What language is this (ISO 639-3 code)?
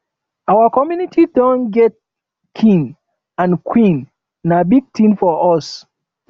pcm